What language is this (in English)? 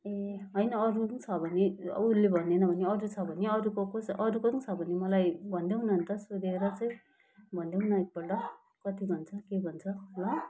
Nepali